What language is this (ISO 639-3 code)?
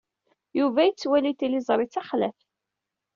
kab